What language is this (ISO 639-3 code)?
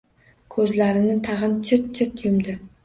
uzb